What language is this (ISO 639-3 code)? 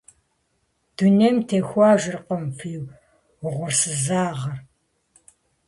kbd